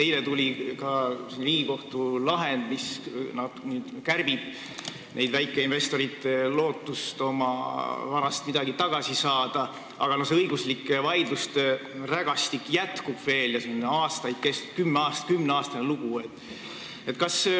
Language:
Estonian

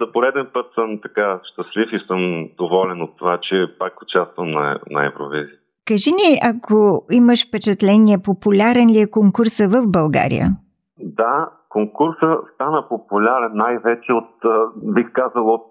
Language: Bulgarian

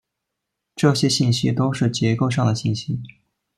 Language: Chinese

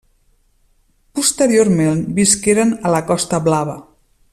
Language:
Catalan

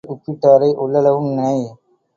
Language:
Tamil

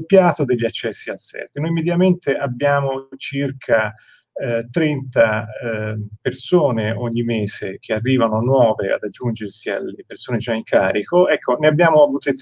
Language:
Italian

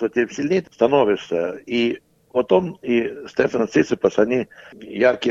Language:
Russian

